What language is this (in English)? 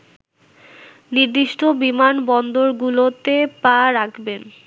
Bangla